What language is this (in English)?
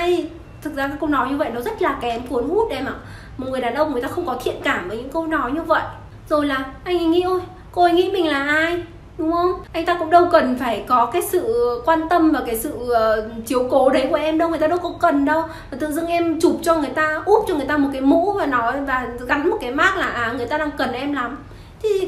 Vietnamese